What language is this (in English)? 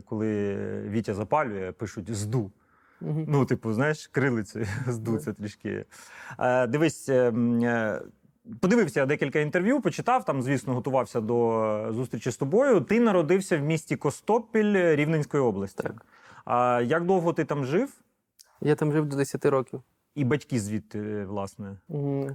Ukrainian